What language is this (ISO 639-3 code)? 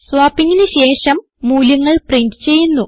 mal